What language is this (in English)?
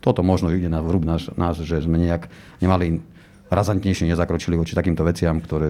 Slovak